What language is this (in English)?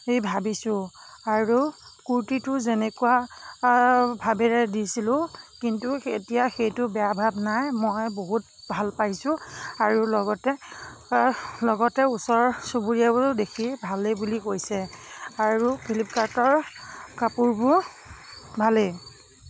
Assamese